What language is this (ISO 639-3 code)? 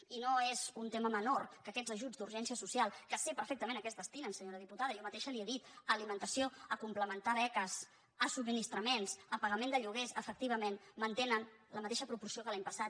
cat